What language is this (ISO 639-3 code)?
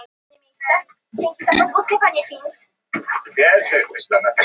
isl